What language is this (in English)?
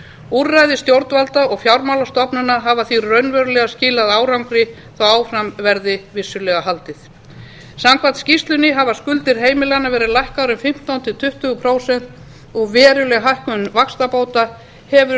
Icelandic